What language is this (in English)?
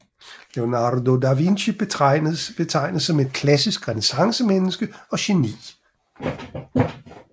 Danish